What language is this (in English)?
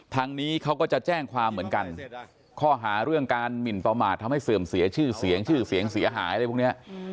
Thai